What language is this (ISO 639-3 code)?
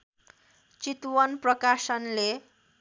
nep